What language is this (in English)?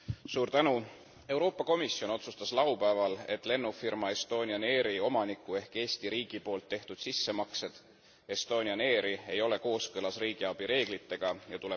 Estonian